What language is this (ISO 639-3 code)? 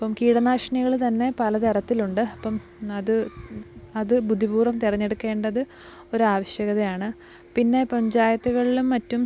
mal